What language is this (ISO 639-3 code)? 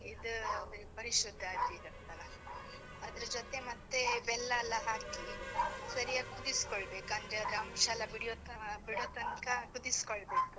kan